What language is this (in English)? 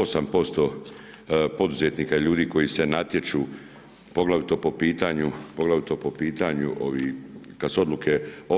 Croatian